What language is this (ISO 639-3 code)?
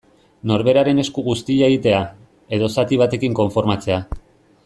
eus